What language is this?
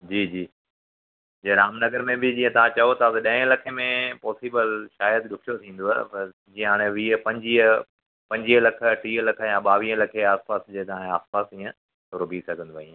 Sindhi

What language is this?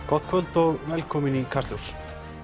Icelandic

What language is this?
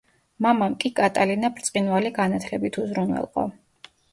Georgian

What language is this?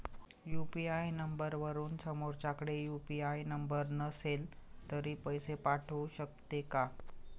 Marathi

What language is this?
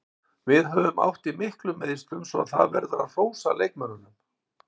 Icelandic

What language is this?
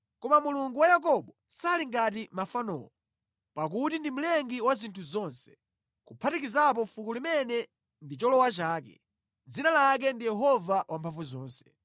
Nyanja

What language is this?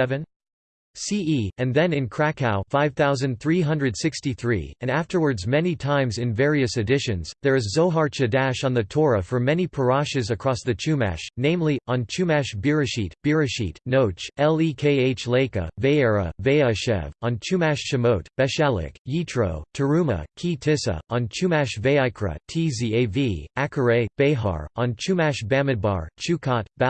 English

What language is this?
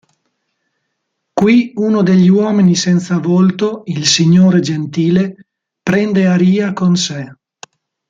Italian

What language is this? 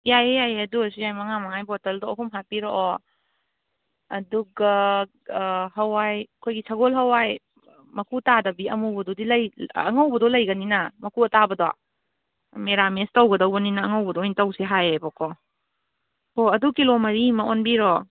Manipuri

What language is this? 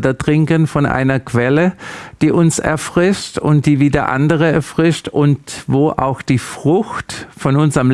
German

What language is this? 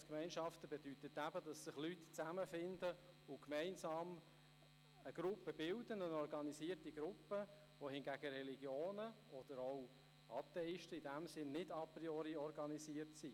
Swiss German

